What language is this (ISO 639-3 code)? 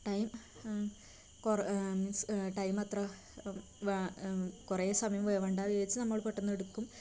mal